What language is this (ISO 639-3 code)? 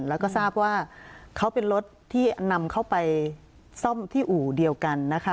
tha